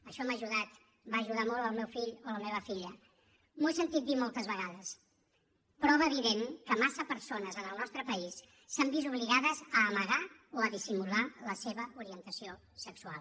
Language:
Catalan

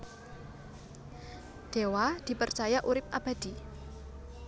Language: Javanese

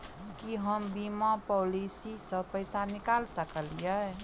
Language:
Maithili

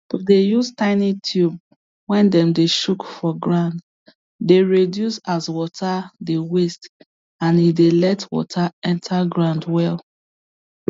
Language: Nigerian Pidgin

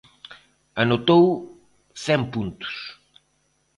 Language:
Galician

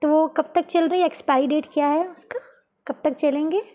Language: Urdu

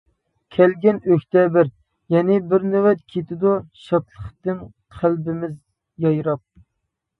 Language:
Uyghur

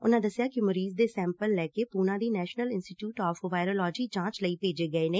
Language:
Punjabi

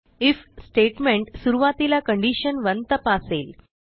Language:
Marathi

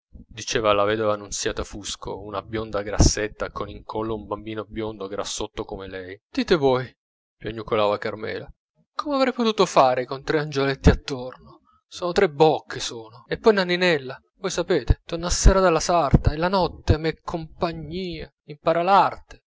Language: Italian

